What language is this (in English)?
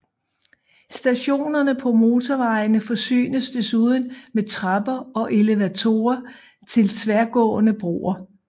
Danish